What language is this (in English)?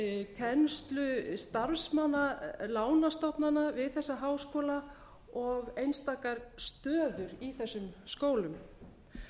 Icelandic